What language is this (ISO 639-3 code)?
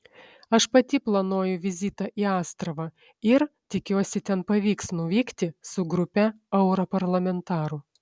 lit